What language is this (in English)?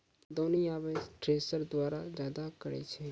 Maithili